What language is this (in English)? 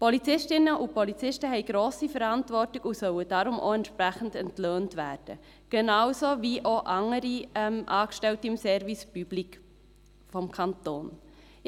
Swiss German